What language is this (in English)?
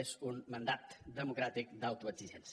Catalan